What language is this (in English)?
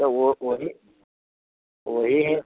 Maithili